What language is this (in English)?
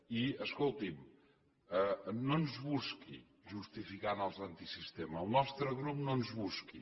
Catalan